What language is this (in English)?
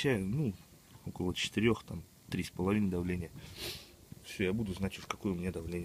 Russian